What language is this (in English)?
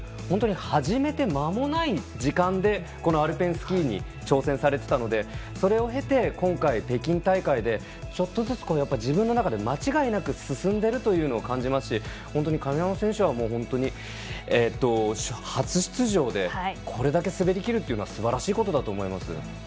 Japanese